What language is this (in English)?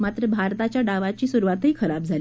Marathi